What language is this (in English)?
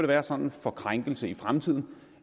Danish